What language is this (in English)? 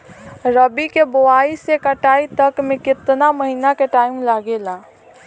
Bhojpuri